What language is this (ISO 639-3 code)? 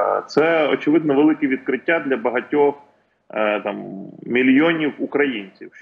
ukr